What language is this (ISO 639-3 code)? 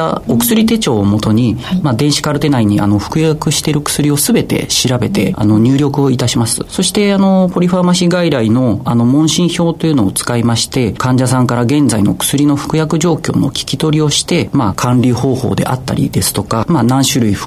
jpn